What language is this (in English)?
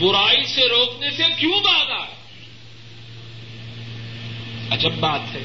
Urdu